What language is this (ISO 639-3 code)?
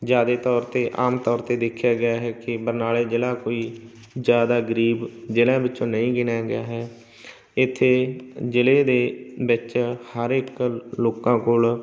pan